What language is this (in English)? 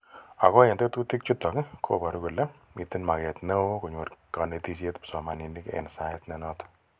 Kalenjin